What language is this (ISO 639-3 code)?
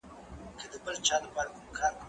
pus